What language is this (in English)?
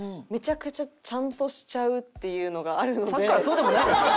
Japanese